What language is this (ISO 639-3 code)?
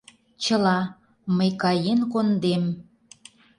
chm